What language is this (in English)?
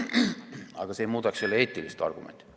Estonian